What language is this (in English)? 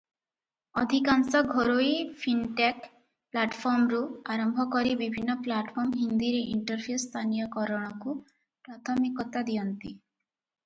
Odia